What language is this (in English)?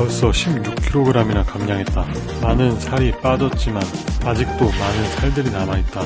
Korean